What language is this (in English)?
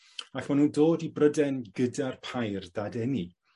Welsh